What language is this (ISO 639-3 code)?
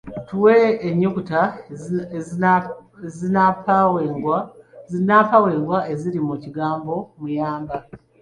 lug